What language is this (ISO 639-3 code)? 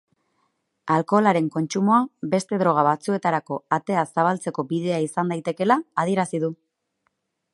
eus